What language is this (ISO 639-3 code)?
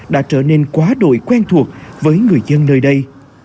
vie